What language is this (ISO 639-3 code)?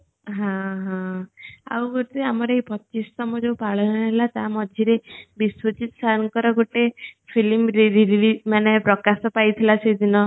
ori